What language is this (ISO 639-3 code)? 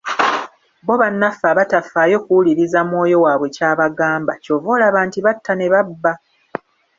lug